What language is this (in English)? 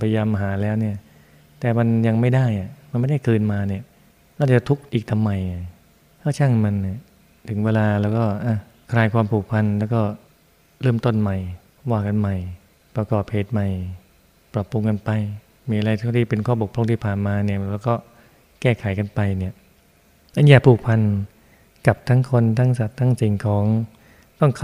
Thai